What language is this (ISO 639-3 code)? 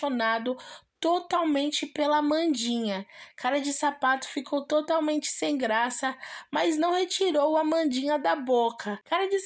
por